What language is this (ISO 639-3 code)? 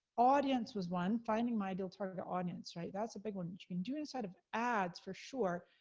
eng